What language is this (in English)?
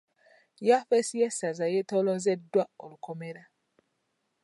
Ganda